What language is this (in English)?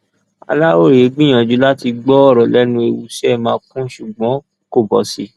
Yoruba